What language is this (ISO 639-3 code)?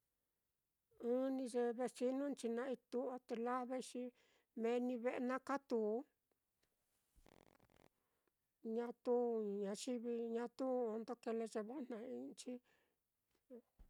vmm